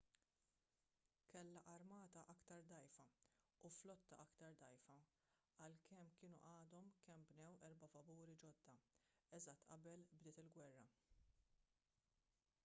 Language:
Maltese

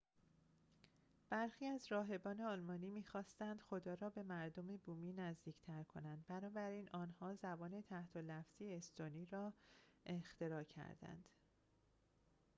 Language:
Persian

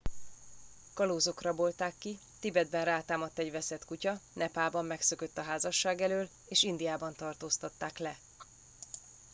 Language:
Hungarian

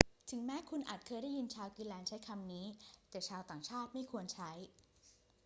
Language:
Thai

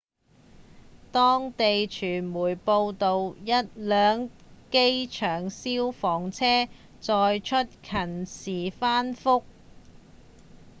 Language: Cantonese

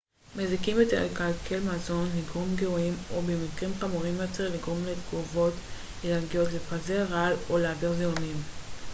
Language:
Hebrew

